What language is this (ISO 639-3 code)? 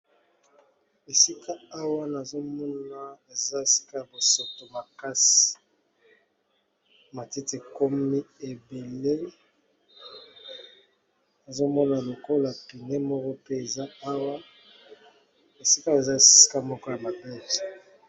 lin